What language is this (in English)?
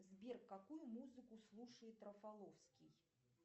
Russian